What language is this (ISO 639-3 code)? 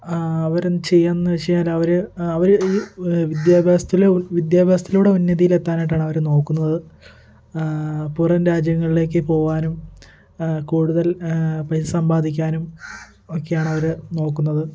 mal